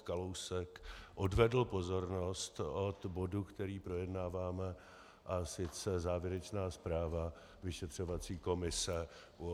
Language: Czech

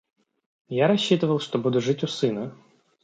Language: Russian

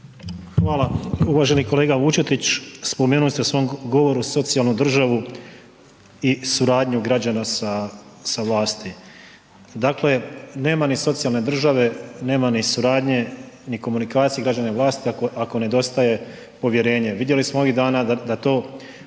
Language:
Croatian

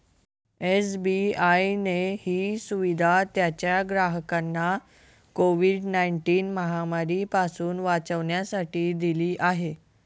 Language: Marathi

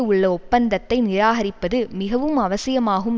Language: Tamil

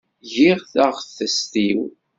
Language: Kabyle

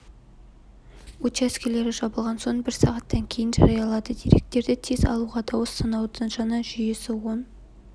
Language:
Kazakh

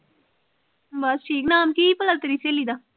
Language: Punjabi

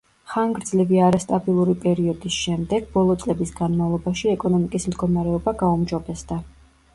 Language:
Georgian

